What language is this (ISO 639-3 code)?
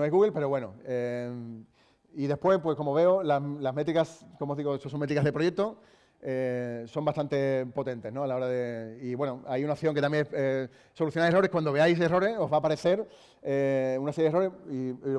spa